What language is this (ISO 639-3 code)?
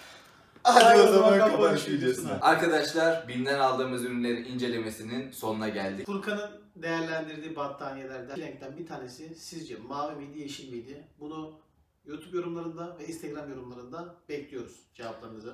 tur